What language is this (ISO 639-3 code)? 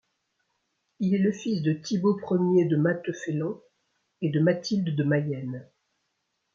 fra